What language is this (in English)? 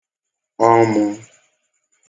Igbo